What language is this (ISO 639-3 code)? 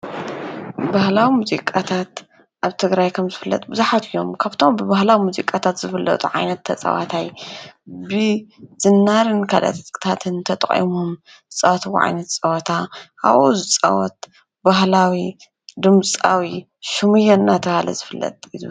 tir